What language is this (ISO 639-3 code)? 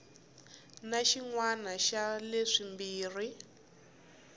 tso